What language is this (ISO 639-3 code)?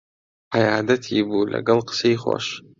ckb